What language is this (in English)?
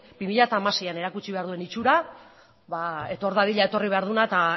Basque